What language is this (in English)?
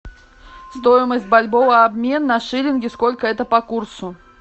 Russian